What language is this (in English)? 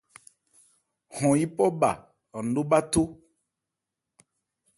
Ebrié